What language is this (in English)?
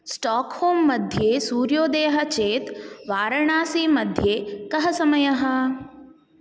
Sanskrit